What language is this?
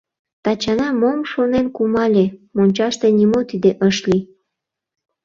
Mari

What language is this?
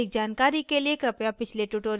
Hindi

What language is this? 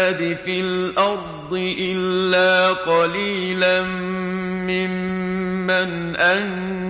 Arabic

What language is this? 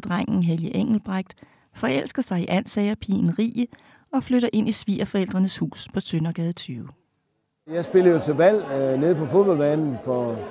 Danish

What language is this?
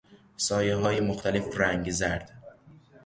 Persian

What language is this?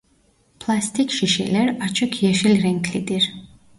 Turkish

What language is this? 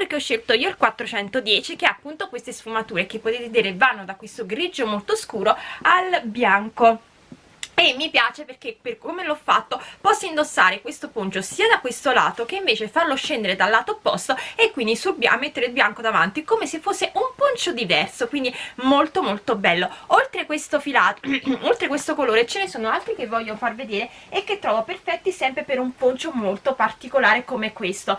Italian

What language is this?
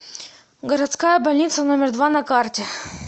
Russian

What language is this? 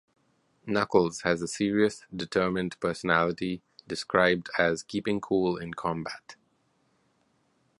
English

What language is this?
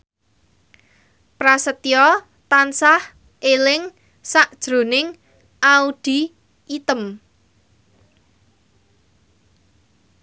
Javanese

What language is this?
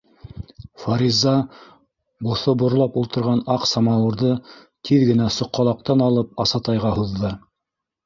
Bashkir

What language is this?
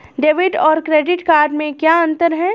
Hindi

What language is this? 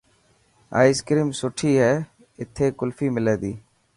Dhatki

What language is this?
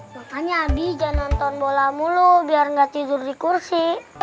Indonesian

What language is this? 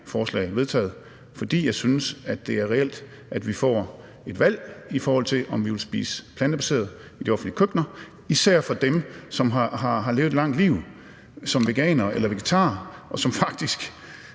Danish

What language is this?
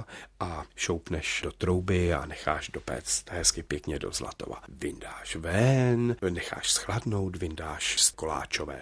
Czech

